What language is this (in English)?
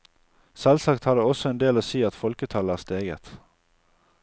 Norwegian